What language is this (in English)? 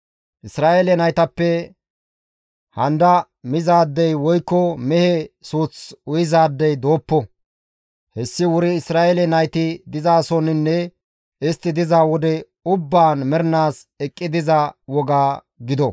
Gamo